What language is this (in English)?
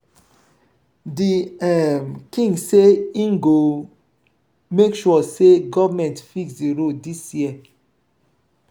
Nigerian Pidgin